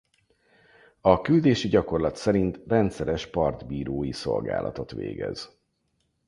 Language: Hungarian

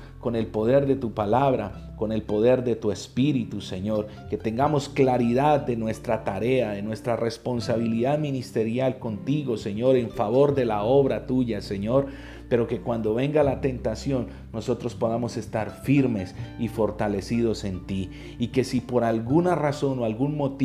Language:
Spanish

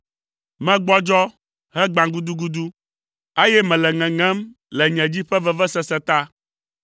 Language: Ewe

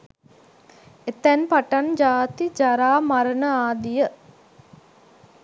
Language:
Sinhala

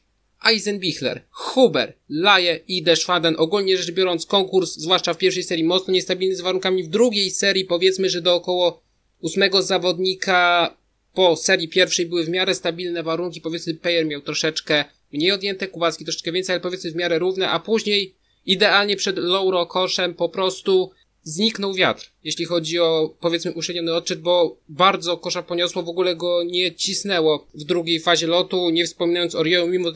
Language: Polish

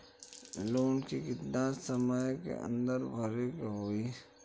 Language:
Bhojpuri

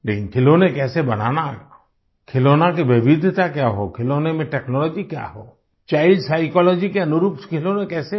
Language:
Hindi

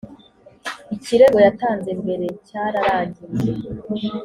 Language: Kinyarwanda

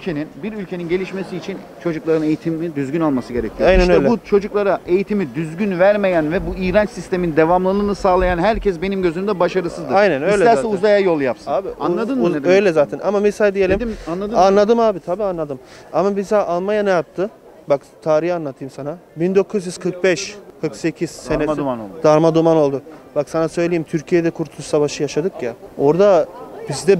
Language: Turkish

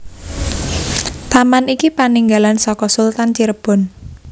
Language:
Javanese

